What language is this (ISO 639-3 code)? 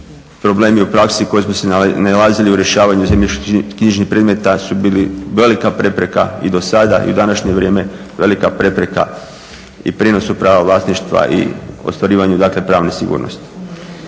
hrv